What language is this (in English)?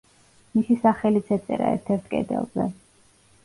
Georgian